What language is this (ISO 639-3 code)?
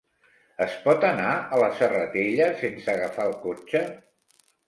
cat